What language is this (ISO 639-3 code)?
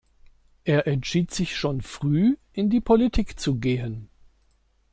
deu